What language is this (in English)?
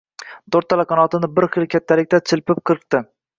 Uzbek